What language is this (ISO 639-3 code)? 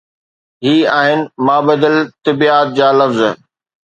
snd